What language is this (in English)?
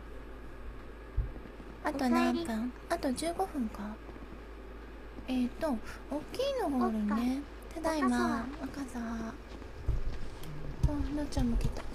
Japanese